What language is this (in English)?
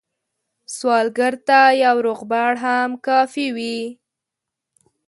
Pashto